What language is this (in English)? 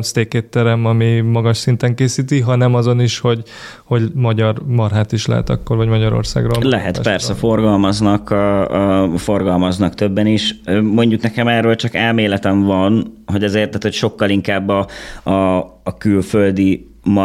Hungarian